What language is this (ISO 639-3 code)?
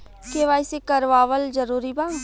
bho